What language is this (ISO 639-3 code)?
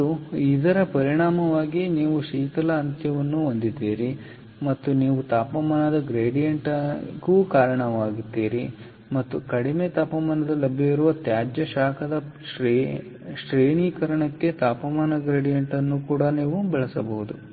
kan